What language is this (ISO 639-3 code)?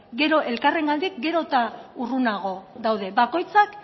eus